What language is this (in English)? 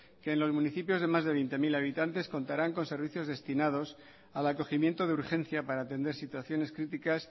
Spanish